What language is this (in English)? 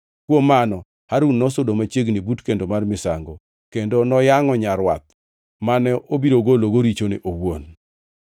Luo (Kenya and Tanzania)